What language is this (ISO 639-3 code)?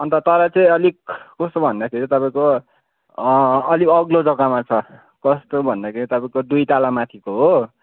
nep